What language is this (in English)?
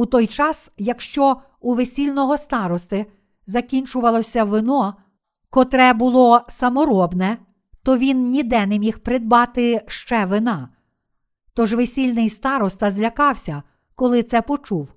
Ukrainian